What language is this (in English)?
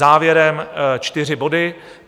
Czech